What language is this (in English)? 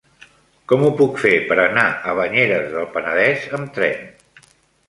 Catalan